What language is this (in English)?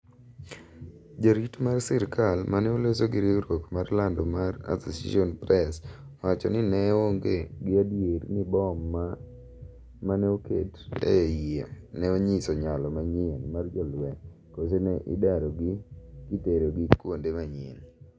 Luo (Kenya and Tanzania)